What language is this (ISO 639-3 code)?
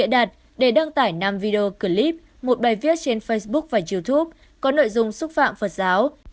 vie